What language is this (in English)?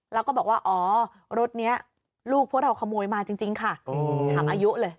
Thai